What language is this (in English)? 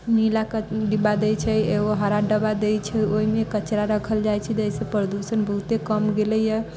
Maithili